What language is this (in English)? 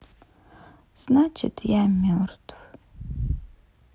Russian